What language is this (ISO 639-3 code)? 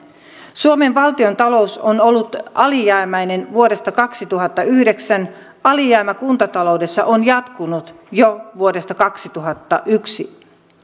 fin